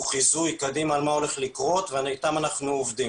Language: Hebrew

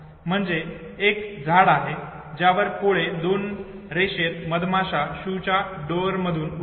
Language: Marathi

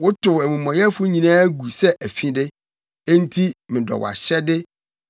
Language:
Akan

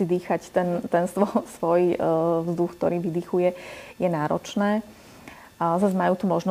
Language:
Slovak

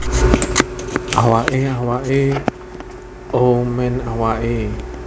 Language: Javanese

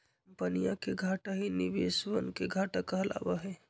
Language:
Magahi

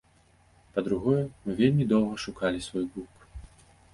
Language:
Belarusian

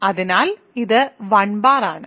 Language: Malayalam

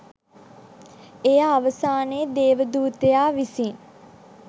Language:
Sinhala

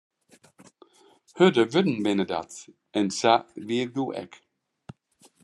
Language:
Western Frisian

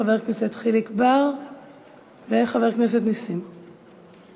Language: Hebrew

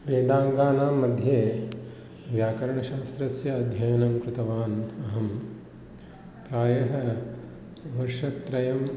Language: Sanskrit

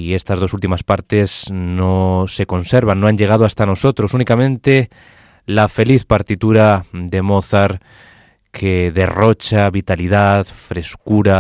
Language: Spanish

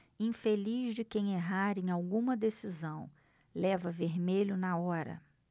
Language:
Portuguese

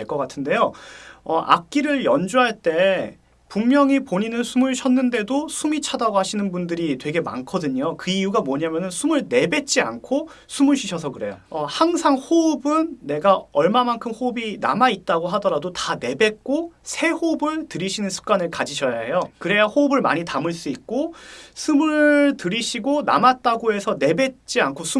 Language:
Korean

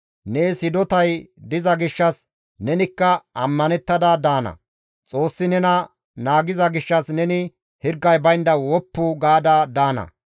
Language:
Gamo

